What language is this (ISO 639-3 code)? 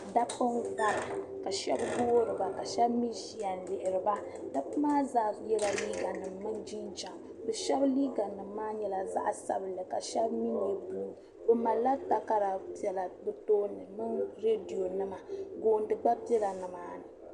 dag